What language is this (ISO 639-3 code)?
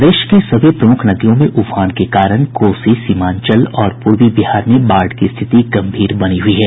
hin